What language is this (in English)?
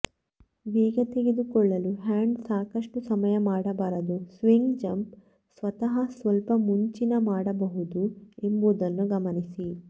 Kannada